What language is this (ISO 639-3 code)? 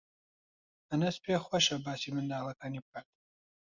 ckb